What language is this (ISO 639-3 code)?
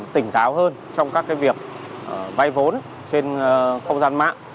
vie